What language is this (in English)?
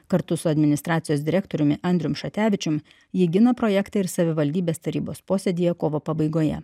Lithuanian